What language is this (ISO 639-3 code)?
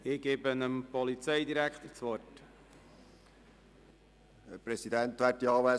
gsw